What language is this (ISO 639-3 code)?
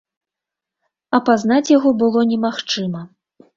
bel